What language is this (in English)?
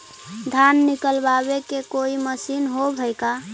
Magahi